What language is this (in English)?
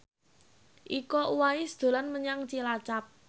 Javanese